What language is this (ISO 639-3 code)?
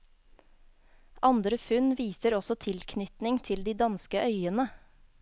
nor